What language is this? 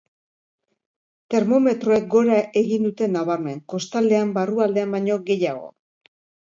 Basque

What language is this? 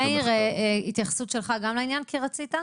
Hebrew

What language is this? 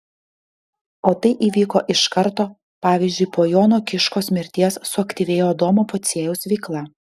Lithuanian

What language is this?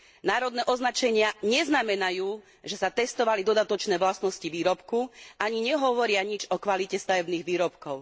Slovak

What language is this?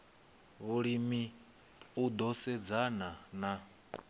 Venda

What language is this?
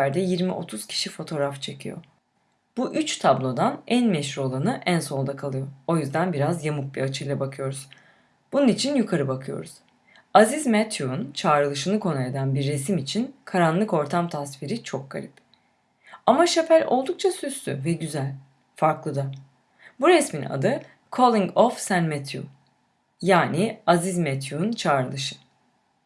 Turkish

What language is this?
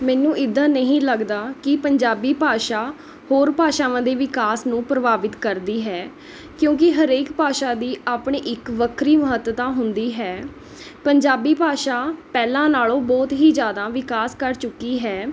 Punjabi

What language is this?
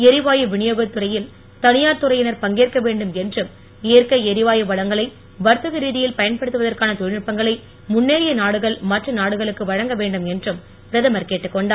Tamil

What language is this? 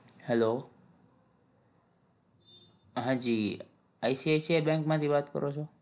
Gujarati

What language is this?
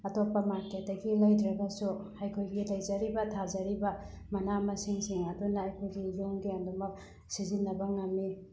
Manipuri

